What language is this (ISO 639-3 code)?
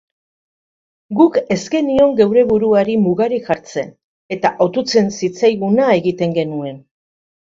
eus